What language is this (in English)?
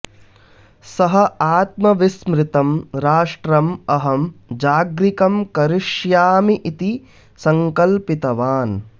Sanskrit